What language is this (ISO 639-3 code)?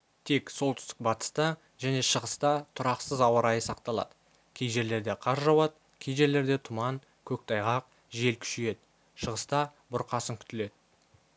kaz